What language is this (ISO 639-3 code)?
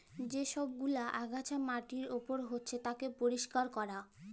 ben